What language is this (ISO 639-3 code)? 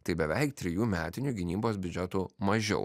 lit